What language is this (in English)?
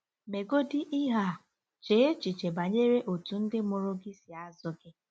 Igbo